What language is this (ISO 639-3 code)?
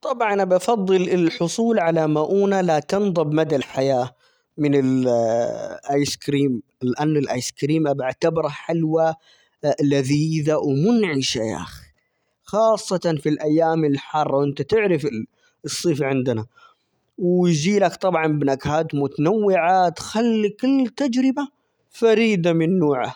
acx